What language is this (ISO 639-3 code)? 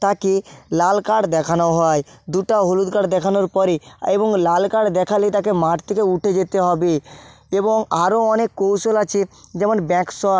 ben